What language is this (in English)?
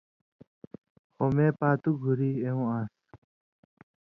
Indus Kohistani